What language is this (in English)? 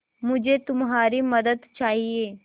Hindi